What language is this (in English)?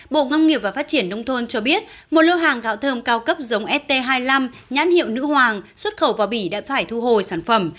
Vietnamese